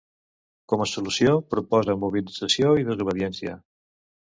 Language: Catalan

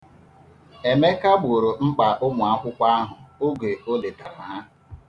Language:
Igbo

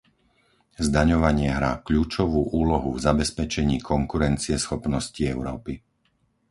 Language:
Slovak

